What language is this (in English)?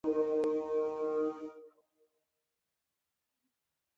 Pashto